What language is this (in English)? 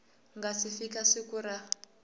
Tsonga